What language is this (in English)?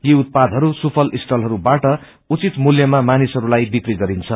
Nepali